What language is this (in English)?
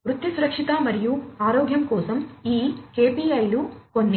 Telugu